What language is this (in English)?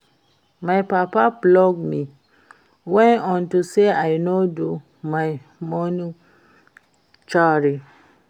Nigerian Pidgin